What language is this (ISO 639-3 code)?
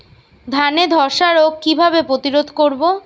ben